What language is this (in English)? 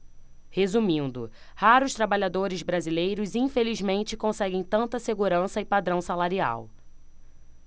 Portuguese